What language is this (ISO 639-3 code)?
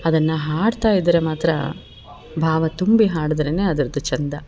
kan